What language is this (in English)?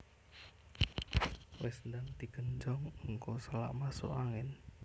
Javanese